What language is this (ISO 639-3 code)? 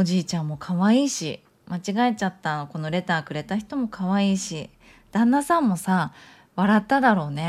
jpn